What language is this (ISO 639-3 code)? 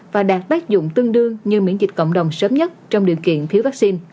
vie